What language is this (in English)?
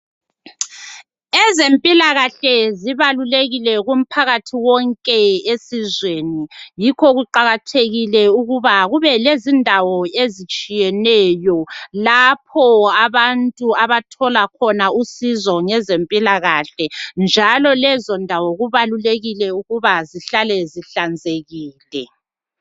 North Ndebele